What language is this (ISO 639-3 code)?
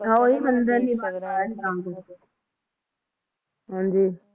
pan